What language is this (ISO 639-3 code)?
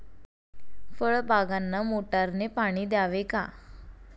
mar